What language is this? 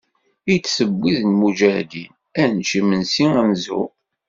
Kabyle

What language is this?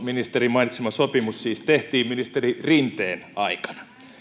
Finnish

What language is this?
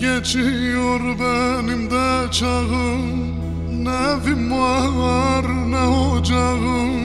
Turkish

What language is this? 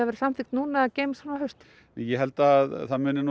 Icelandic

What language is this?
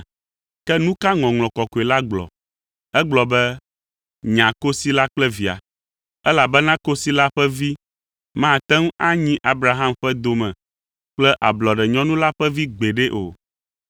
Ewe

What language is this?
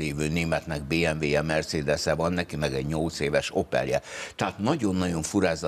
Hungarian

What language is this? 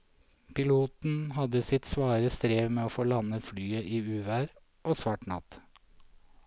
Norwegian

